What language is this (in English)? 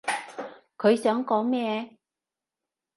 Cantonese